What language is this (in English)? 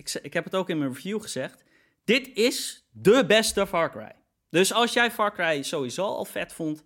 Dutch